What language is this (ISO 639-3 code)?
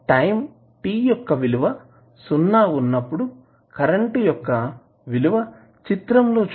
tel